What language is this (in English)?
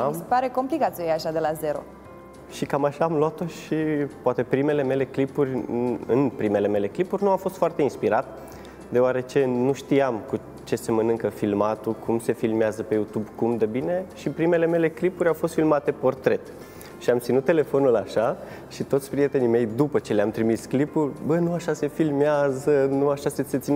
Romanian